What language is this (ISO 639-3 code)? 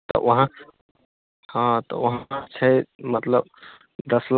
mai